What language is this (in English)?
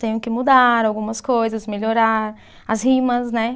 Portuguese